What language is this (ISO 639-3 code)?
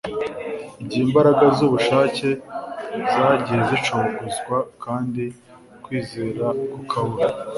kin